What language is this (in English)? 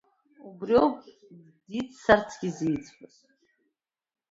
Abkhazian